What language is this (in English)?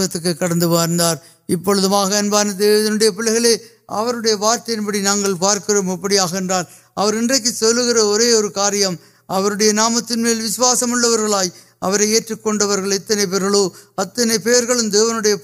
Urdu